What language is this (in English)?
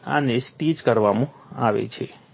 Gujarati